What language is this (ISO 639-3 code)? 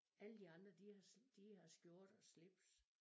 dan